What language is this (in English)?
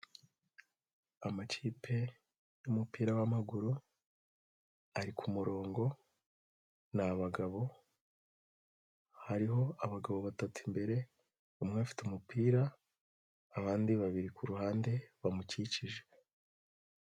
Kinyarwanda